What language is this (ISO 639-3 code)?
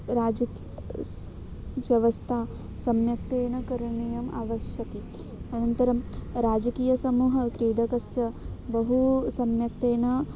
san